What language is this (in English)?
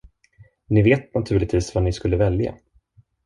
Swedish